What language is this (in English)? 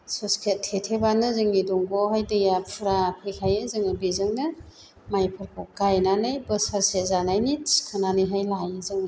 Bodo